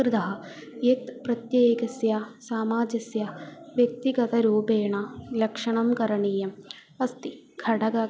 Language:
Sanskrit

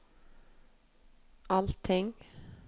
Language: Norwegian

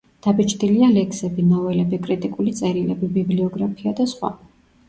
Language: Georgian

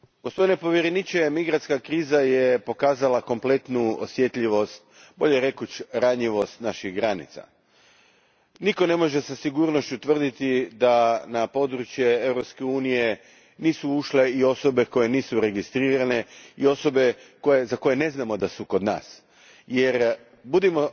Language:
Croatian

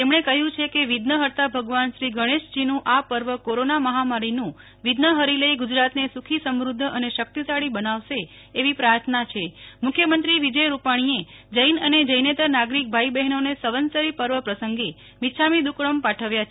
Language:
Gujarati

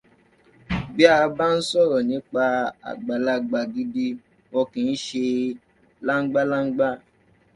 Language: Yoruba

